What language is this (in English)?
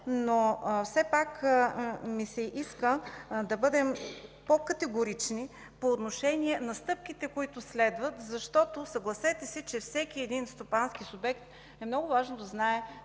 Bulgarian